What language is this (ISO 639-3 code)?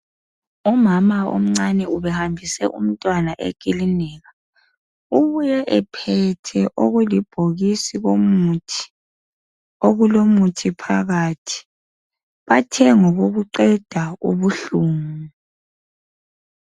nde